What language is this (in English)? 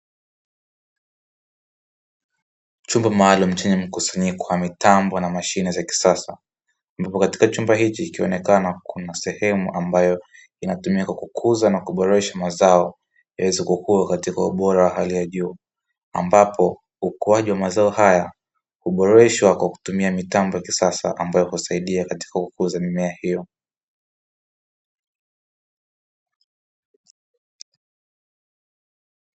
Swahili